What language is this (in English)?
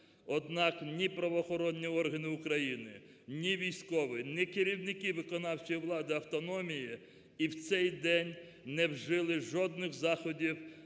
Ukrainian